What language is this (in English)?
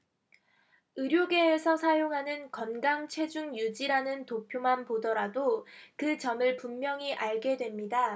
Korean